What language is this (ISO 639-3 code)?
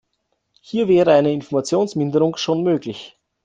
deu